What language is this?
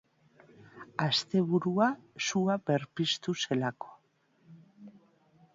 Basque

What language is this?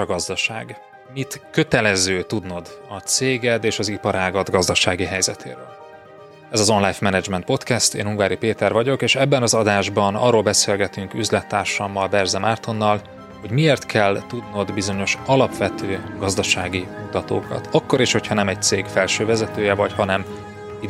Hungarian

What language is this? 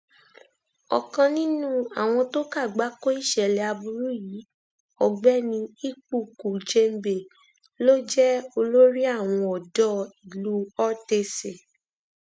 Yoruba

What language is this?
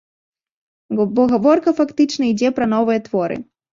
Belarusian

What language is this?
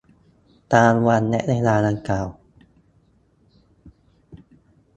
Thai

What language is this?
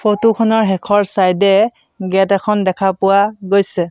Assamese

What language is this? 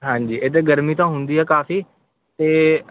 Punjabi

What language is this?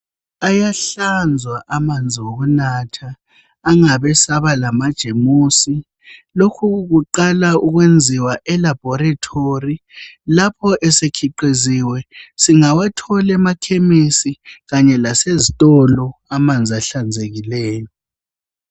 North Ndebele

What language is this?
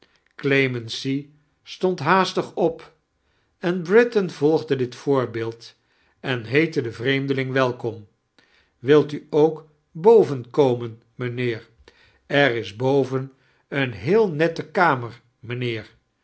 Dutch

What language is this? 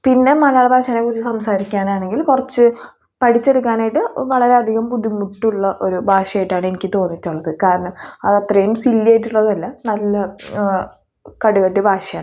Malayalam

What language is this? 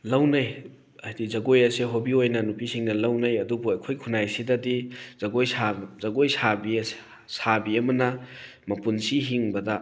Manipuri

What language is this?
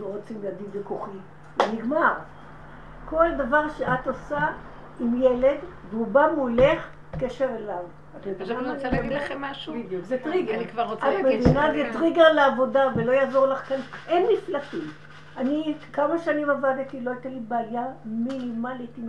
Hebrew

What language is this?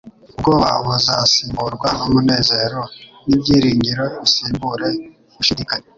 Kinyarwanda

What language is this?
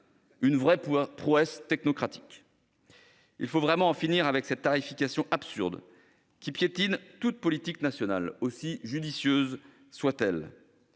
French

